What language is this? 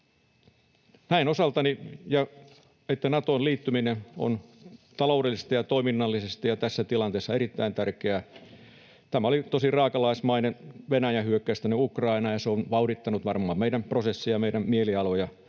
Finnish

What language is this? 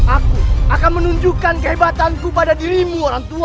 Indonesian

